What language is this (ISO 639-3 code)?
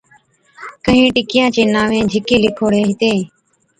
odk